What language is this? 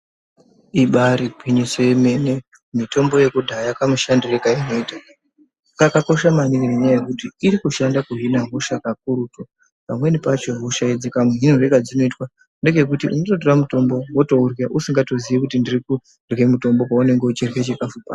Ndau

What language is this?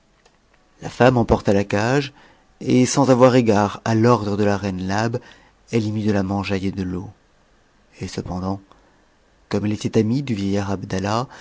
French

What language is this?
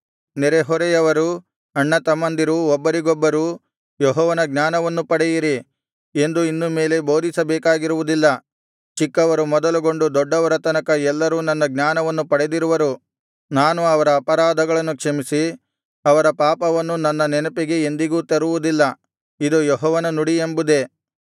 Kannada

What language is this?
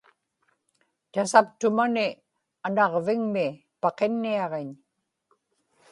Inupiaq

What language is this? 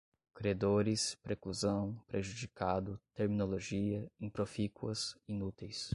Portuguese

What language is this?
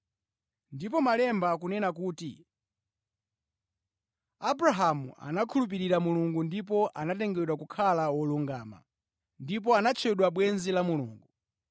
Nyanja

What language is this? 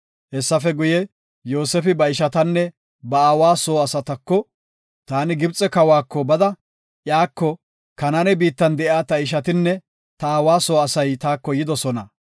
Gofa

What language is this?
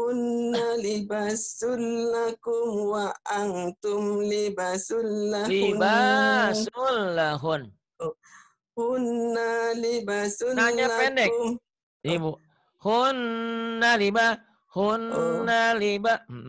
Indonesian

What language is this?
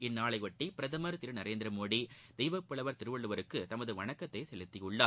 Tamil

